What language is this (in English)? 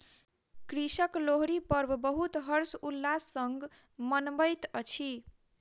Maithili